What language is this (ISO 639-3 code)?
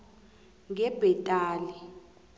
nbl